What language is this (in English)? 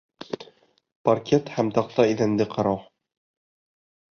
Bashkir